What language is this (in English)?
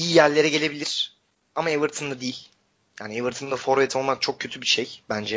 Turkish